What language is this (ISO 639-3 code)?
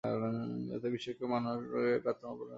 ben